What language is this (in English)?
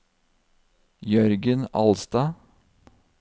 Norwegian